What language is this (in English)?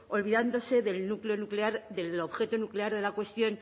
Spanish